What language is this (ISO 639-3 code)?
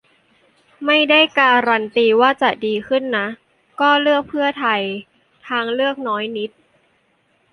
tha